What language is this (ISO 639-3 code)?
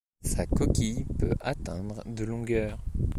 fra